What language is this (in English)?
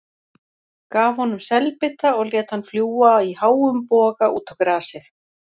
Icelandic